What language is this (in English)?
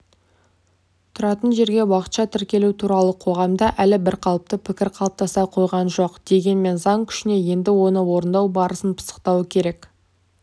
Kazakh